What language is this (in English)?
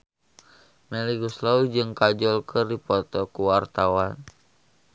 Sundanese